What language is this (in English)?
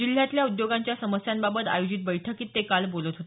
Marathi